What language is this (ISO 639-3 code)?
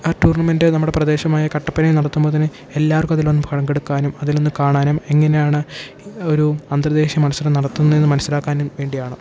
mal